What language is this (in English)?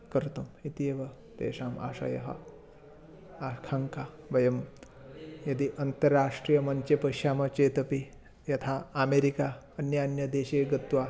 Sanskrit